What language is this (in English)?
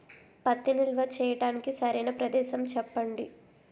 Telugu